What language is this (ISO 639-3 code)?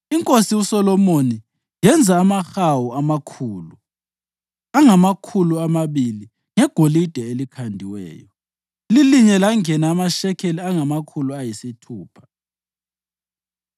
nde